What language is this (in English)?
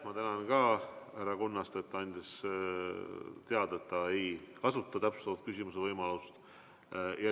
Estonian